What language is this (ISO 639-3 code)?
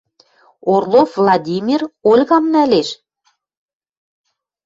mrj